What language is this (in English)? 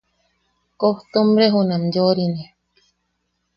Yaqui